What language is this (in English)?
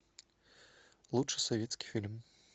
Russian